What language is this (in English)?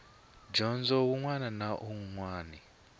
Tsonga